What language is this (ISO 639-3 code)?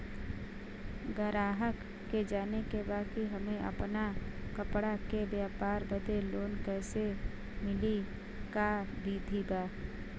bho